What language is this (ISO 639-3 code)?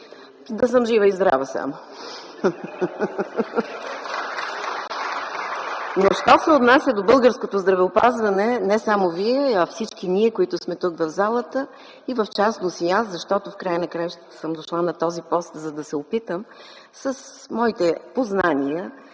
bul